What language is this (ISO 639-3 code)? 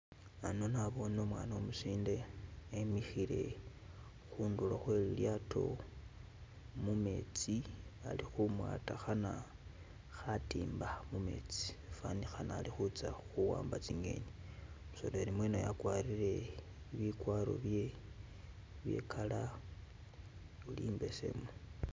myx